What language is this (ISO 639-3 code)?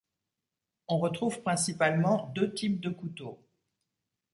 fra